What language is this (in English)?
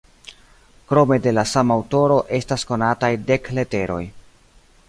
Esperanto